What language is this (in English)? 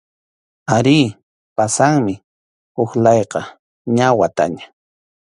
Arequipa-La Unión Quechua